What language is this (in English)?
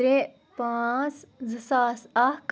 Kashmiri